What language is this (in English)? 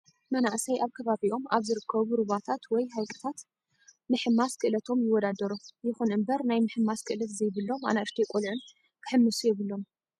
Tigrinya